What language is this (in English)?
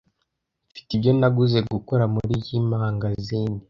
Kinyarwanda